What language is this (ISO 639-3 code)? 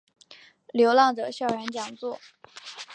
zho